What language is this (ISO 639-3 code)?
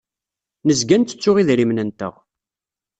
kab